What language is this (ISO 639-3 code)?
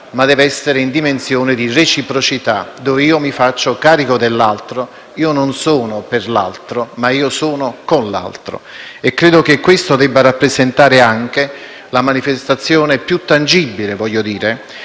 ita